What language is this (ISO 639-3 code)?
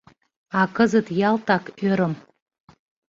chm